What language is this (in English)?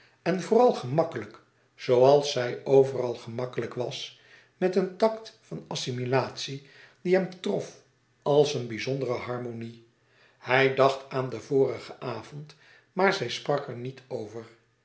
Dutch